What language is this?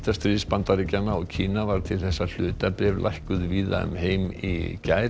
Icelandic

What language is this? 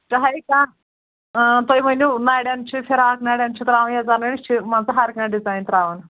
Kashmiri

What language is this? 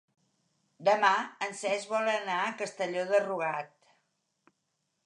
Catalan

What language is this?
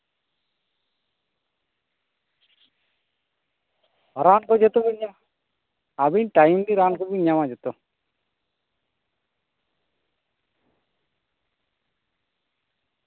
Santali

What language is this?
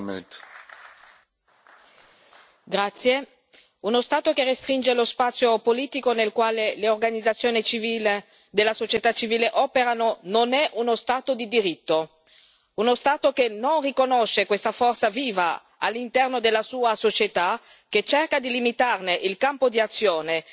Italian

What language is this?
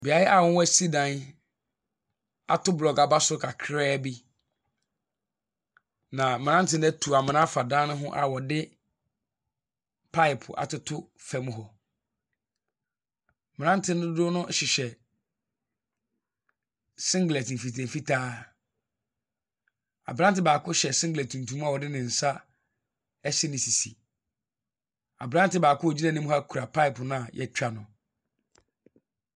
Akan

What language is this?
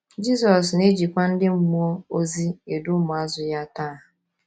Igbo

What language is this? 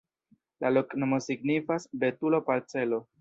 Esperanto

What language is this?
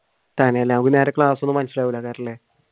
Malayalam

